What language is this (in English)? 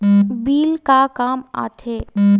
Chhattisgarhi